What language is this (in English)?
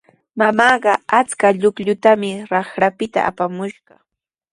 Sihuas Ancash Quechua